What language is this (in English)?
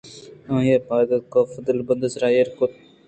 Eastern Balochi